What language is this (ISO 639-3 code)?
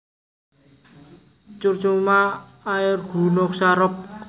jav